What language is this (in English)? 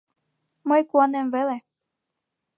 Mari